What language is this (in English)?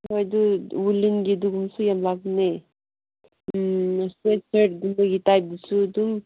Manipuri